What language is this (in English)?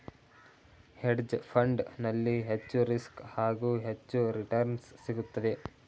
Kannada